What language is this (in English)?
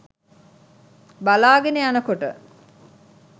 Sinhala